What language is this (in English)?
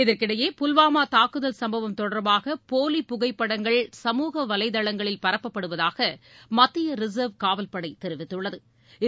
Tamil